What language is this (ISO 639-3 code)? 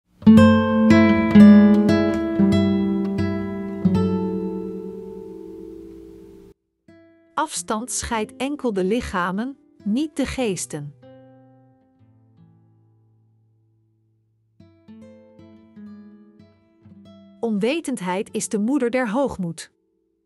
nld